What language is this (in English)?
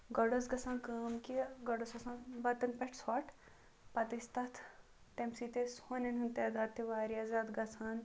Kashmiri